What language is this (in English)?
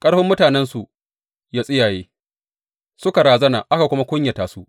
Hausa